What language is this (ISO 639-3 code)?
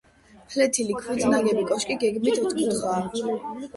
kat